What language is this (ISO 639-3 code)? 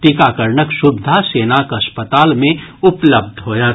mai